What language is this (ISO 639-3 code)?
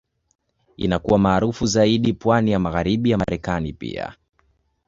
swa